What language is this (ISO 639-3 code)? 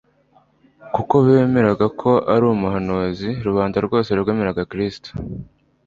kin